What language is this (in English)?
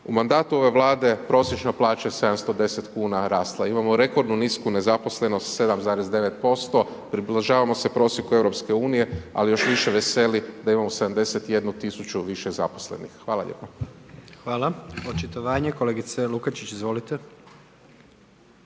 Croatian